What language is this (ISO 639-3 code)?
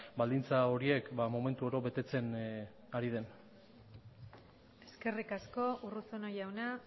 eus